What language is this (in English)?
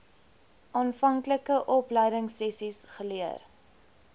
Afrikaans